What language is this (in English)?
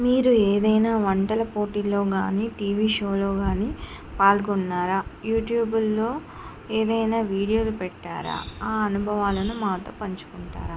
Telugu